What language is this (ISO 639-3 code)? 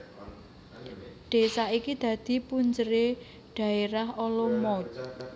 jav